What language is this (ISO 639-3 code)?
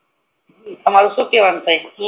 guj